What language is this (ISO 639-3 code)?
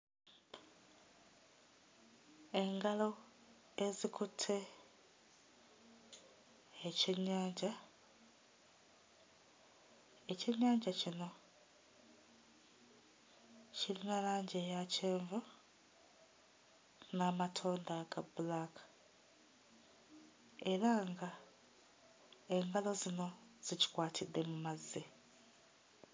lug